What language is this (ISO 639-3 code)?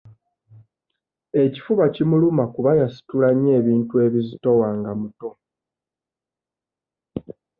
lug